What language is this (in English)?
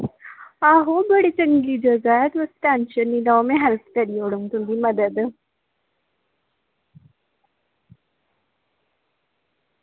Dogri